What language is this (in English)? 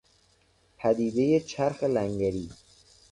Persian